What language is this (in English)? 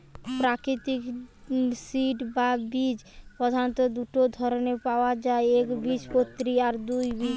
Bangla